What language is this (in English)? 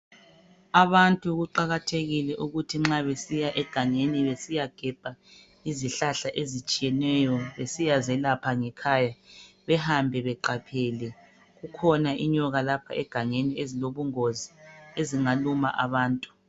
North Ndebele